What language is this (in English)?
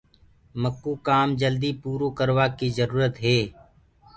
Gurgula